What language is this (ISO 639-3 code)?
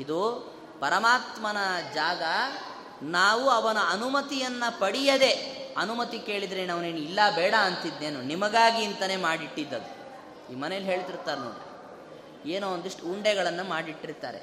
kan